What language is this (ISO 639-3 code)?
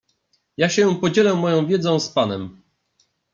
pol